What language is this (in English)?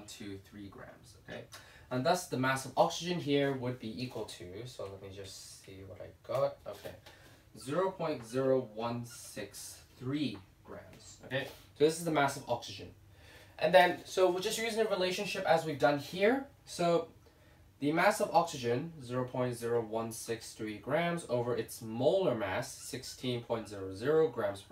English